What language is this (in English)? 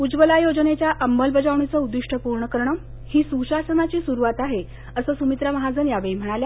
Marathi